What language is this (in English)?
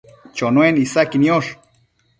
Matsés